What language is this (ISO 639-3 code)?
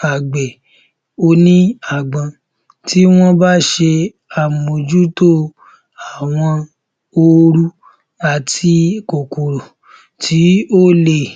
yor